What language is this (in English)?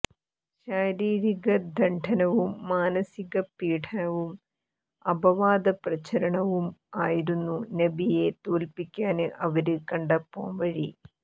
Malayalam